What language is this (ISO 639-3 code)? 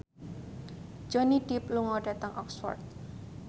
jav